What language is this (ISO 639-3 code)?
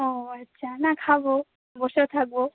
ben